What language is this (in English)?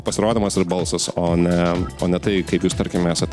Lithuanian